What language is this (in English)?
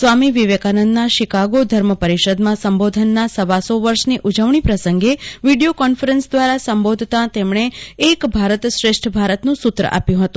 Gujarati